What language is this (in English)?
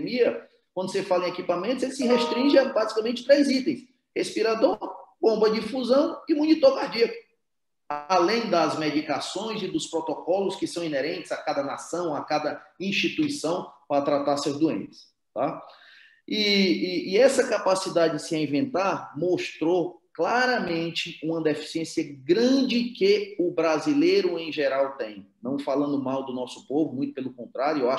Portuguese